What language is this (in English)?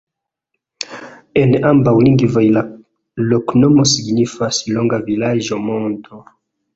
Esperanto